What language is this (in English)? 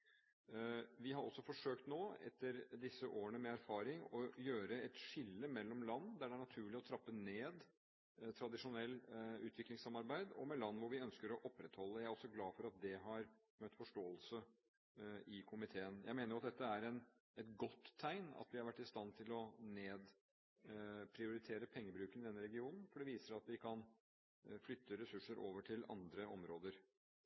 Norwegian Bokmål